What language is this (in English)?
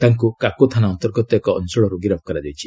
Odia